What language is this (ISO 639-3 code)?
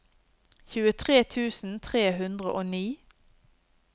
nor